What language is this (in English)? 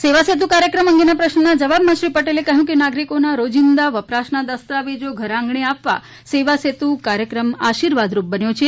Gujarati